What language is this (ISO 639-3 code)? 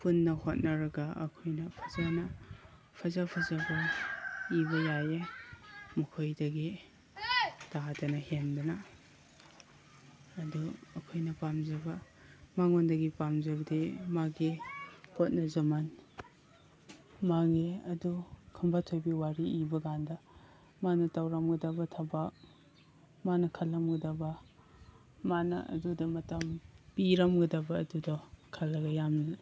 mni